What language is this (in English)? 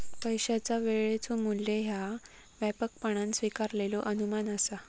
Marathi